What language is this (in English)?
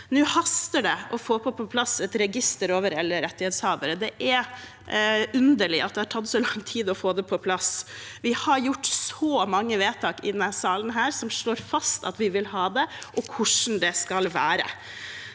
Norwegian